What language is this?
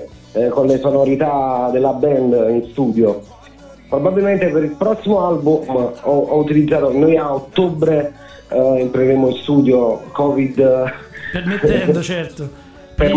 Italian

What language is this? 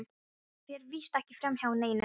Icelandic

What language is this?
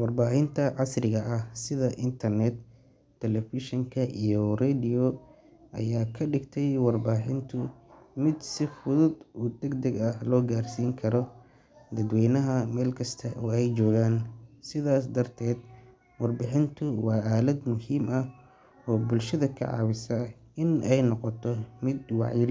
Somali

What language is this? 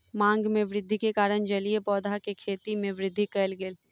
Maithili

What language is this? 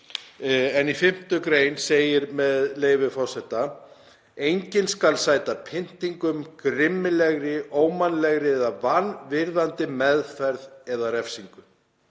Icelandic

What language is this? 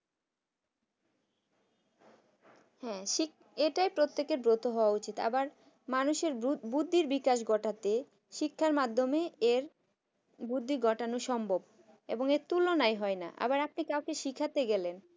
Bangla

